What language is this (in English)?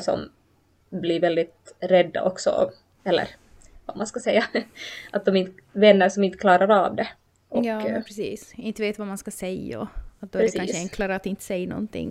Swedish